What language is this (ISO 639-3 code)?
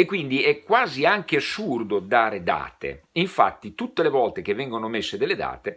ita